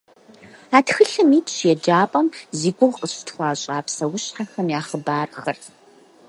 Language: Kabardian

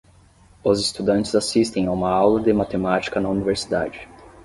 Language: Portuguese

